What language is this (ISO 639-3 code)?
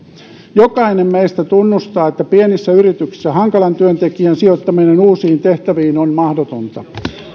fin